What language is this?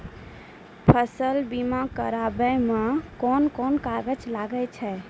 Maithili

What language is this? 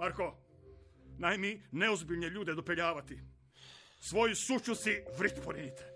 Croatian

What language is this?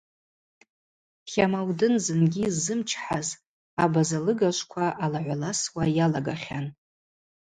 Abaza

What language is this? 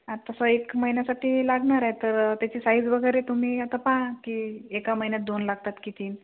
Marathi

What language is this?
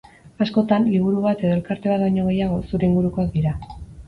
Basque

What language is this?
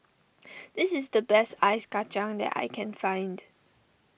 English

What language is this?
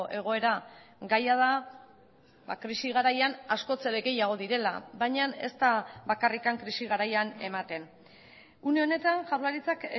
Basque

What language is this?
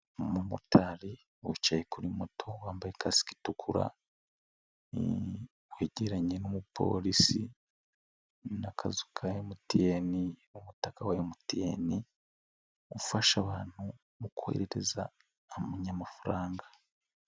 Kinyarwanda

